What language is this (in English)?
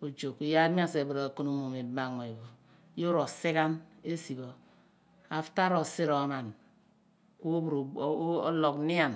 Abua